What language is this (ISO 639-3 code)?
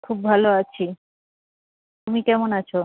ben